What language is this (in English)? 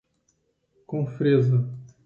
Portuguese